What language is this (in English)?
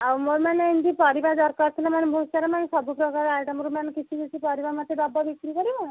Odia